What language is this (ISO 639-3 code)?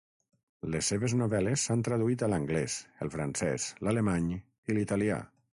cat